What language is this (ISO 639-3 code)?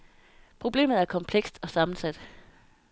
dan